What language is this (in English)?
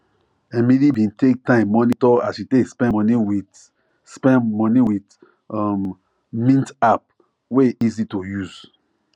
Nigerian Pidgin